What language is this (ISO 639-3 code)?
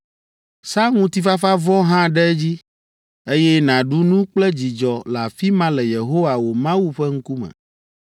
ewe